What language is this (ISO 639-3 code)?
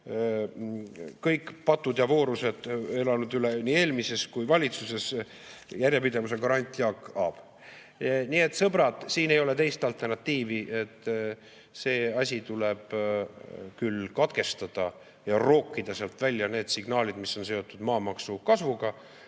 est